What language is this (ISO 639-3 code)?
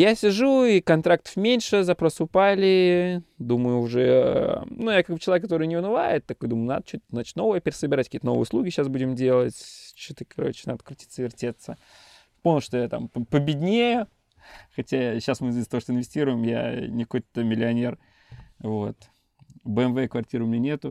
rus